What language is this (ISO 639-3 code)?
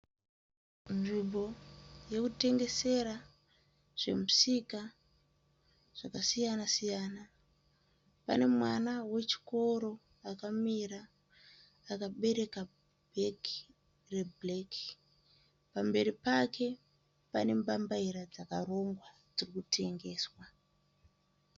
sna